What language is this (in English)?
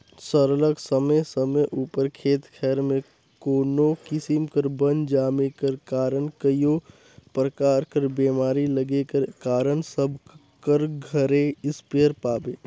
Chhattisgarhi